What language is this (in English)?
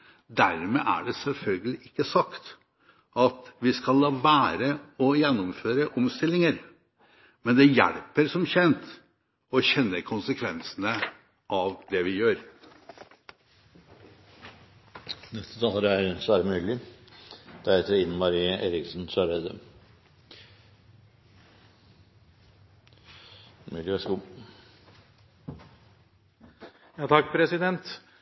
Norwegian Bokmål